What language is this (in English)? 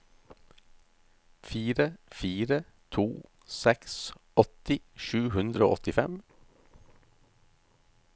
Norwegian